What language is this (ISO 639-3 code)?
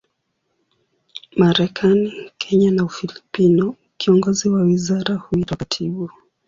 swa